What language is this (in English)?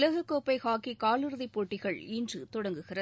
Tamil